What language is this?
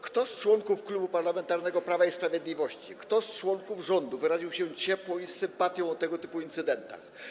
Polish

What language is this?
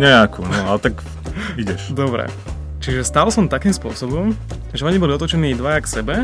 Slovak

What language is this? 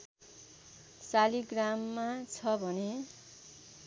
Nepali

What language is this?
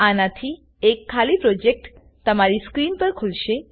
Gujarati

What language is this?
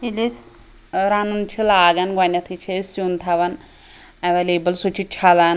Kashmiri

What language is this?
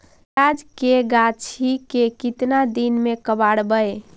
Magahi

